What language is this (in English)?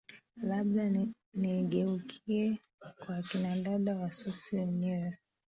Swahili